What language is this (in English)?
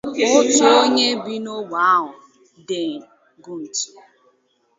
Igbo